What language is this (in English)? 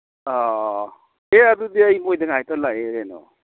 Manipuri